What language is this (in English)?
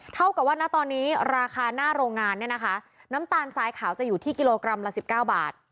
Thai